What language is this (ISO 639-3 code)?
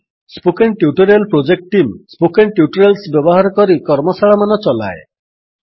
ori